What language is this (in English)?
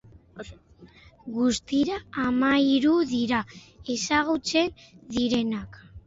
Basque